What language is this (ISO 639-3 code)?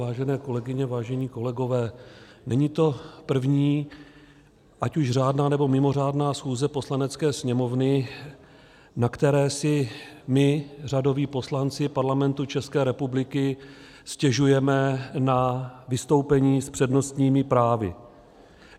ces